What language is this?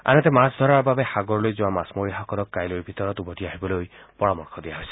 Assamese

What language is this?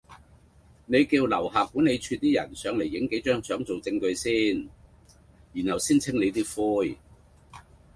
Cantonese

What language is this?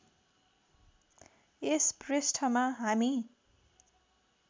Nepali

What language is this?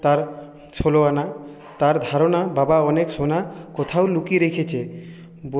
Bangla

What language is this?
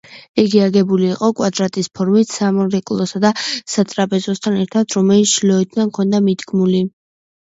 Georgian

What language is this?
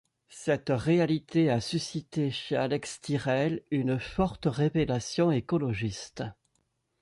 French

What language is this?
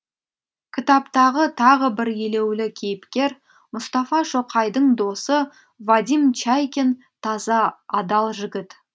Kazakh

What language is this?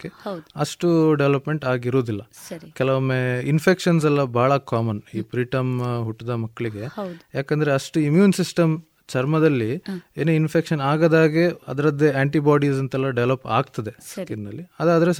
Kannada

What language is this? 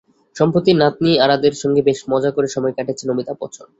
Bangla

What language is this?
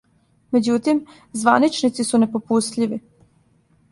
Serbian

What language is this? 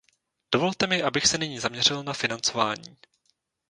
Czech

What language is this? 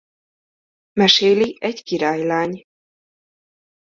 Hungarian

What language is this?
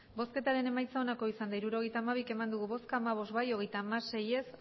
Basque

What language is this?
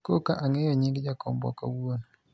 Luo (Kenya and Tanzania)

